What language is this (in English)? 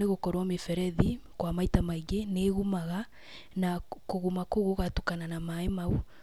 Kikuyu